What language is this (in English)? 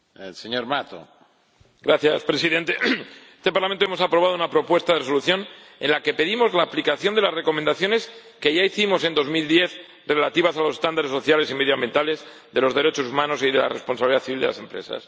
Spanish